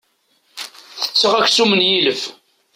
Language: Kabyle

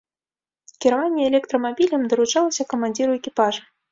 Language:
Belarusian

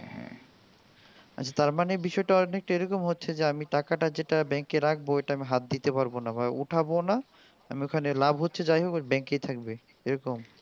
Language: Bangla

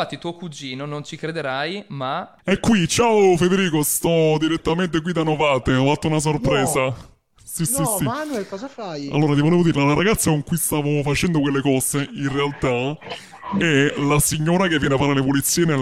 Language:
Italian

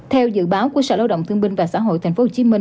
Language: Vietnamese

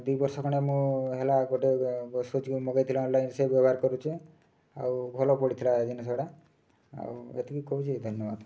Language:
Odia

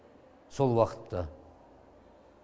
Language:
Kazakh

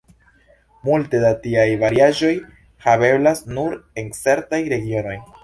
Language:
Esperanto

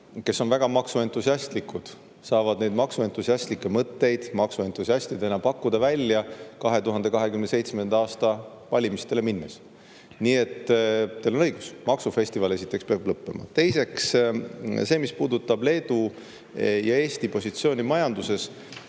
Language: Estonian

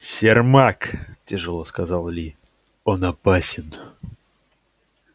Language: Russian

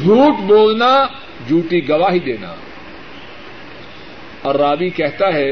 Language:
Urdu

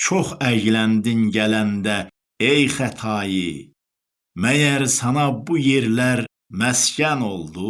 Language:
Turkish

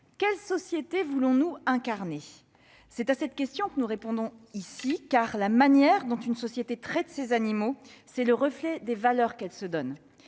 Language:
French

